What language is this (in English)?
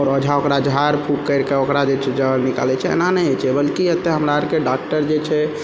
Maithili